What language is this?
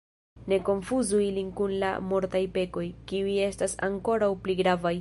Esperanto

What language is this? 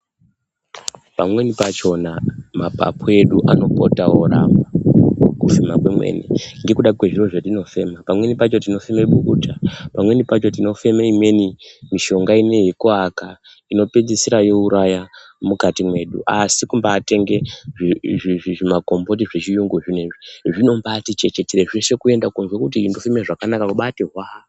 Ndau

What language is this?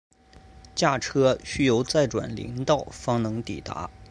Chinese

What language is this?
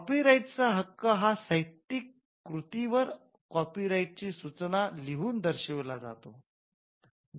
Marathi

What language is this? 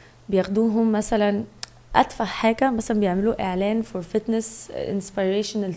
Arabic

